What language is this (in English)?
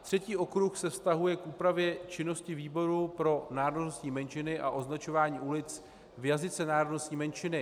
Czech